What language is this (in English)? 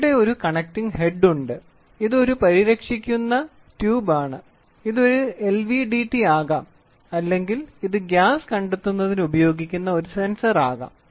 Malayalam